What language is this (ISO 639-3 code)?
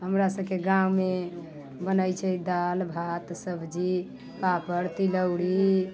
mai